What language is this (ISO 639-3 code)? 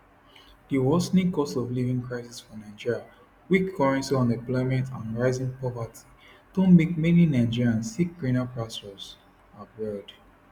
pcm